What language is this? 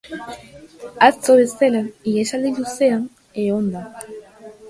Basque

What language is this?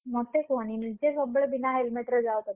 Odia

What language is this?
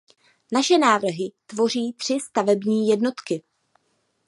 Czech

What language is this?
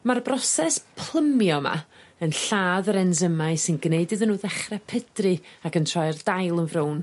Welsh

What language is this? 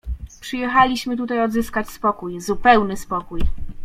Polish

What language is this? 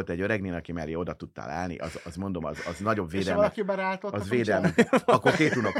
Hungarian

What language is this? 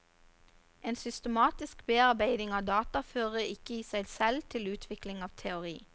Norwegian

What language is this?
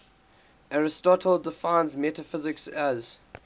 English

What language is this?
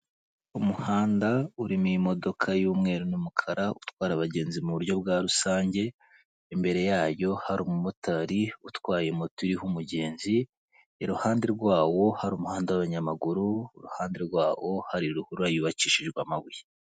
Kinyarwanda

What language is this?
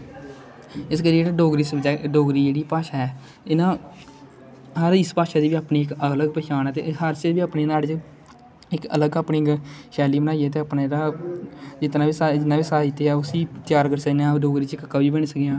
Dogri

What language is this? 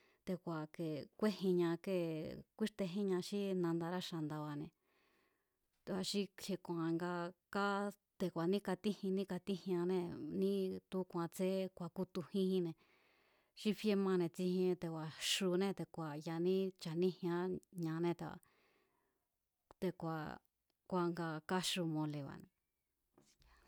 Mazatlán Mazatec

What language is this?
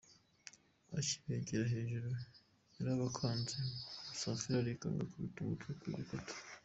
Kinyarwanda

